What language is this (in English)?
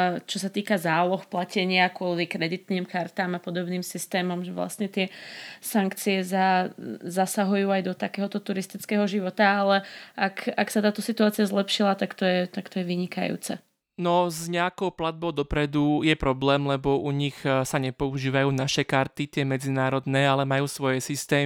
Slovak